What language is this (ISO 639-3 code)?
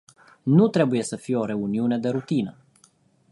ron